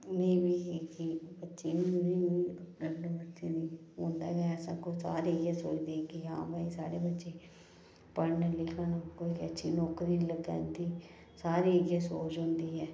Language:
Dogri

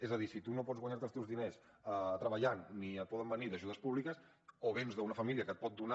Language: Catalan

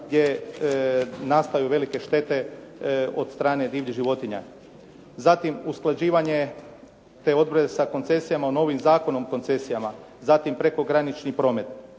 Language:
Croatian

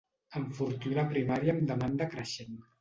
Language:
Catalan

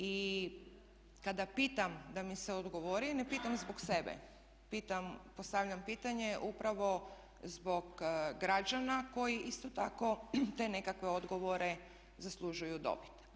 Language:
Croatian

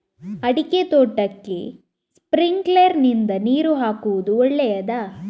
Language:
Kannada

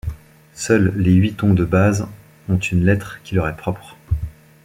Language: French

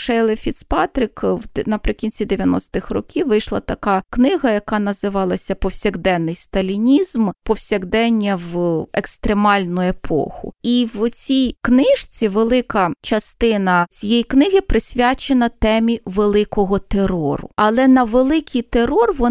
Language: Ukrainian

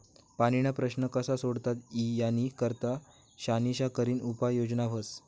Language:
Marathi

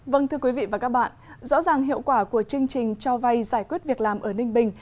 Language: Vietnamese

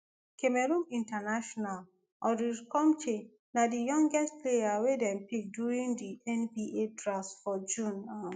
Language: Nigerian Pidgin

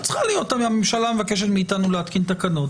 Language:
Hebrew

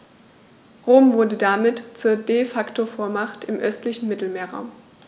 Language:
German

